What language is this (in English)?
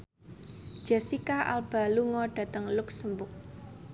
Javanese